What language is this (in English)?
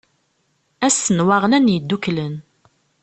Kabyle